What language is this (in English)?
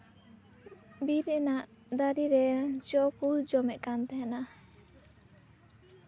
Santali